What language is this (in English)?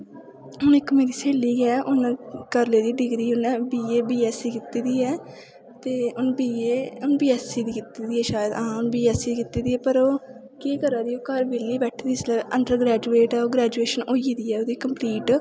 Dogri